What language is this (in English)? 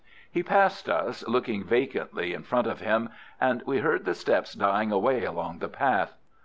English